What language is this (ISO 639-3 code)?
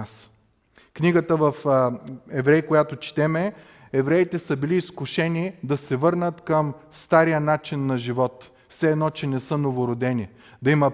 bul